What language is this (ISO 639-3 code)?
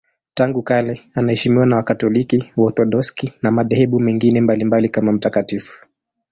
swa